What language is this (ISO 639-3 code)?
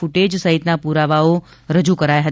guj